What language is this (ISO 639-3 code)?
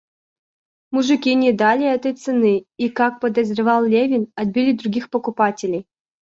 rus